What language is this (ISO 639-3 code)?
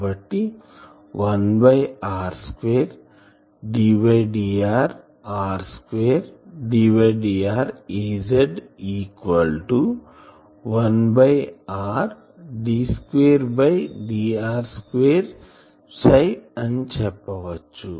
tel